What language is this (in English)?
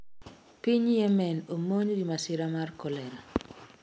Luo (Kenya and Tanzania)